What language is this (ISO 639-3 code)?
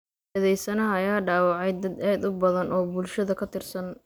som